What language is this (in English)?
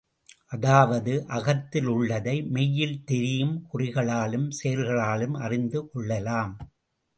Tamil